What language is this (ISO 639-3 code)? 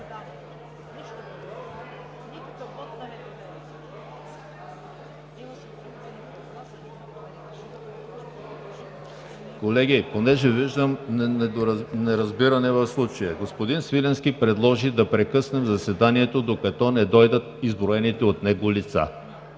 bul